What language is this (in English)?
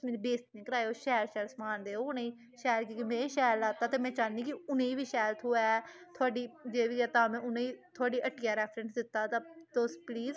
Dogri